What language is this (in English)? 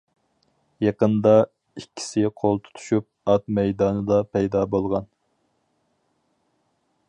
Uyghur